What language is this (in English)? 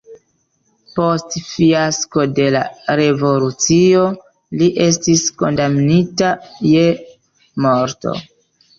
Esperanto